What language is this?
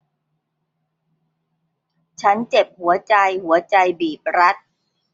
Thai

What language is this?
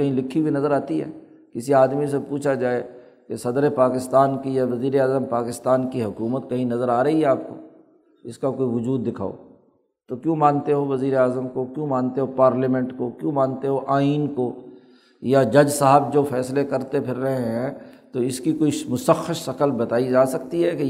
Urdu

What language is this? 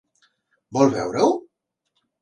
Catalan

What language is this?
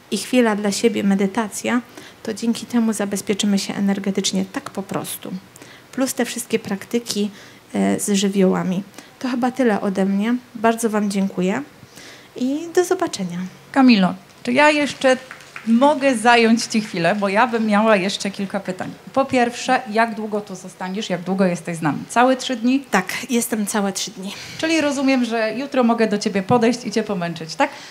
Polish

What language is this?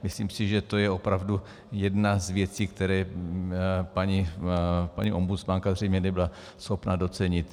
Czech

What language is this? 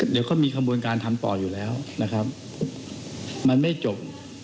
Thai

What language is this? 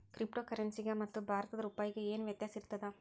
Kannada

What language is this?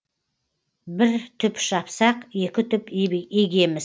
Kazakh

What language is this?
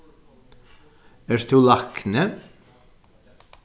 Faroese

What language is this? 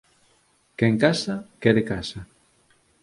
Galician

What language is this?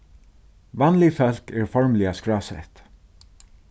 Faroese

